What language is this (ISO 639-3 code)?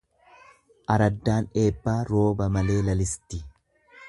orm